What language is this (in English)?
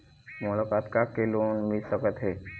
Chhattisgarhi